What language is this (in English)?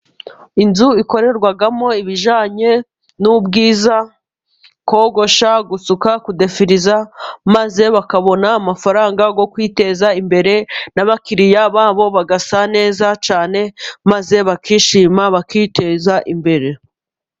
Kinyarwanda